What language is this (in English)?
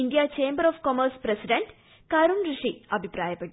Malayalam